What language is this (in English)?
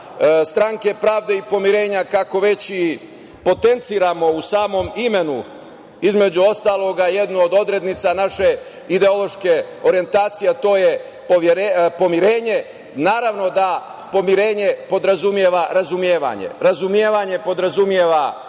Serbian